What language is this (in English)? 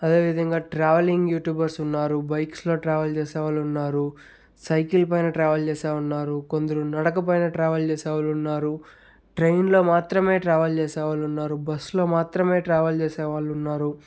Telugu